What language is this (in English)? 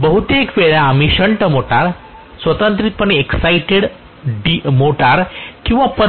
Marathi